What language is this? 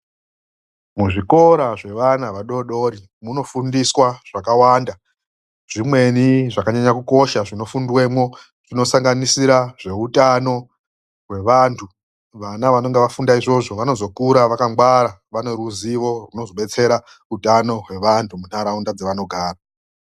Ndau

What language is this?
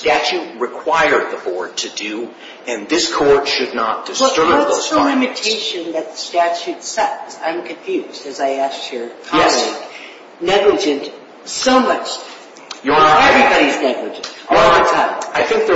English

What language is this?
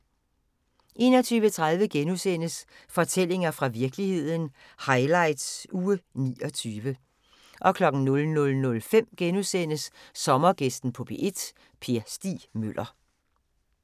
Danish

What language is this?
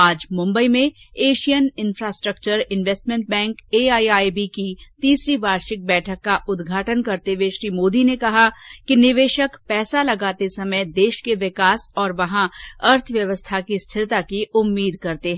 Hindi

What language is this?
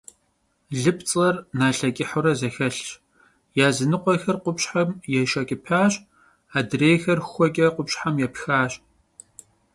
Kabardian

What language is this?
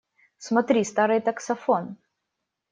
Russian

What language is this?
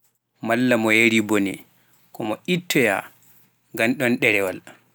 Pular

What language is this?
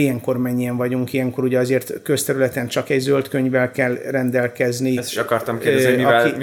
Hungarian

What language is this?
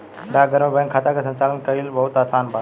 Bhojpuri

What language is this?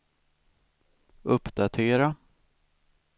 Swedish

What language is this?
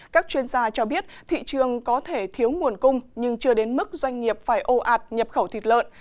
Vietnamese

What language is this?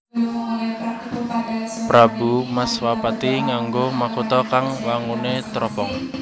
Javanese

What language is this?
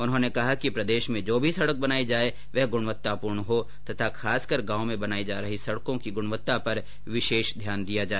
Hindi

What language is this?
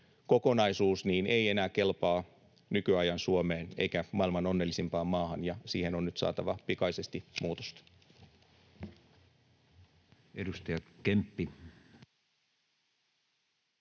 Finnish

